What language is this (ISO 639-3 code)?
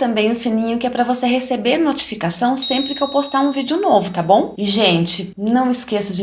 por